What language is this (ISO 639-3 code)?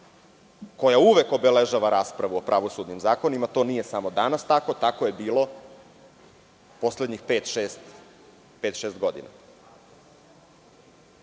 srp